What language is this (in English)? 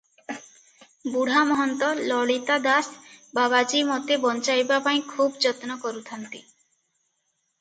Odia